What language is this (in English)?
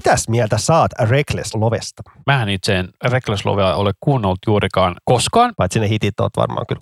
Finnish